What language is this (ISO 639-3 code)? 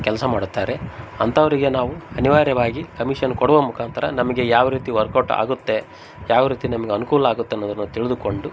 kan